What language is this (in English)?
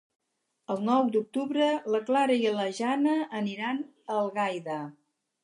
Catalan